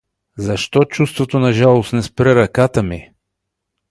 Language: Bulgarian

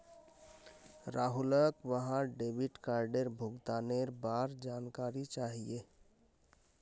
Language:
Magahi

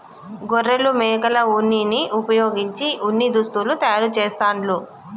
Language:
Telugu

